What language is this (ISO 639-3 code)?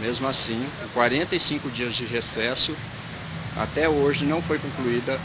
por